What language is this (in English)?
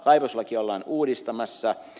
Finnish